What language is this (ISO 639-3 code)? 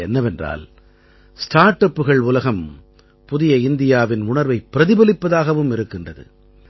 tam